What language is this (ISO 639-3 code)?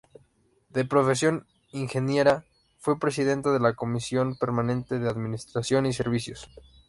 spa